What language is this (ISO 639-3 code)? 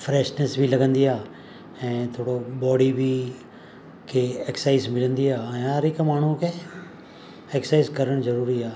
snd